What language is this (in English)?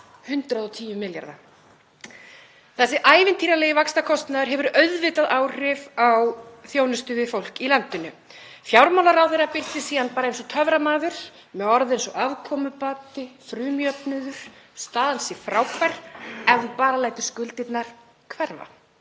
Icelandic